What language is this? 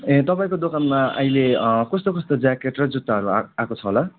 Nepali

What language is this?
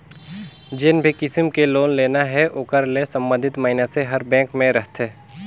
Chhattisgarhi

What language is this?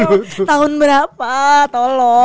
Indonesian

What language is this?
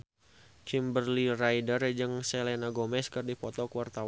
Sundanese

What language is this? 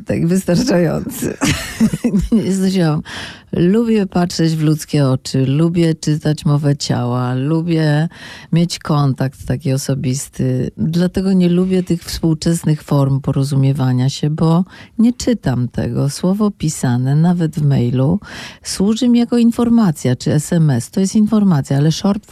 Polish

